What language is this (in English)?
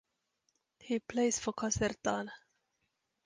English